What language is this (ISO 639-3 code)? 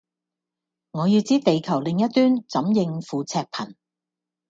yue